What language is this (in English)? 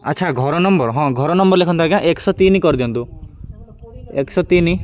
Odia